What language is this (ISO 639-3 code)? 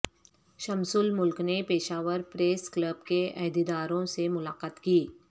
urd